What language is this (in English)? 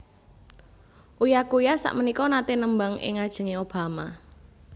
Javanese